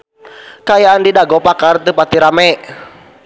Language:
Sundanese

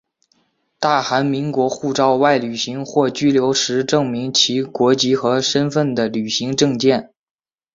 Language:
Chinese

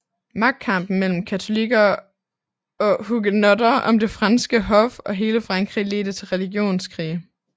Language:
Danish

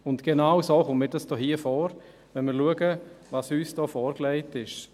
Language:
Swiss German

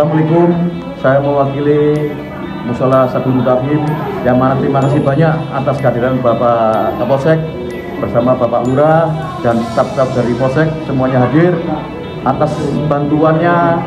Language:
Indonesian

